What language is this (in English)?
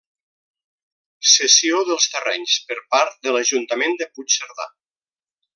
Catalan